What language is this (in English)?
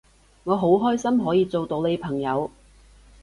Cantonese